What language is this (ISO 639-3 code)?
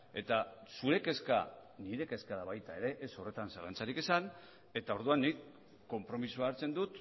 eus